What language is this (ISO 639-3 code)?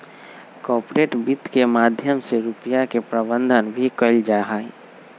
mag